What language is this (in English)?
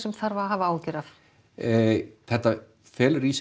Icelandic